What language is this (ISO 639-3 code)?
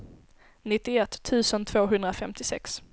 swe